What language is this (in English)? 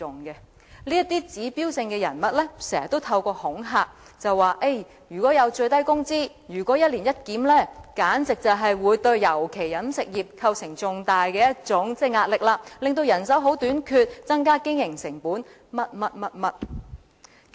Cantonese